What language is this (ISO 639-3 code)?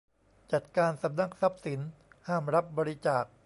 tha